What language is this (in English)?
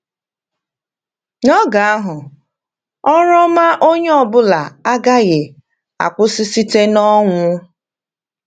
Igbo